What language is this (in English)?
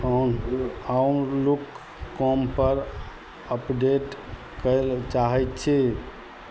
Maithili